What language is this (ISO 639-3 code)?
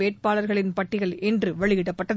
tam